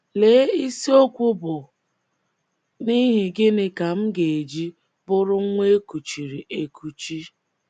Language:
Igbo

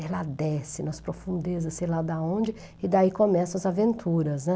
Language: Portuguese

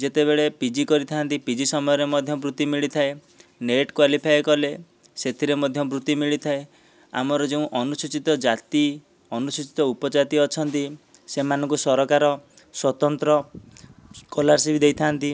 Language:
Odia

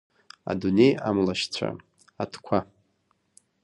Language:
Abkhazian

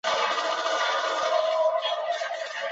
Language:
Chinese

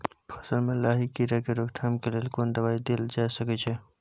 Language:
Maithili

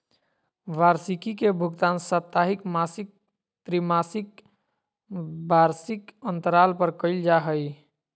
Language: Magahi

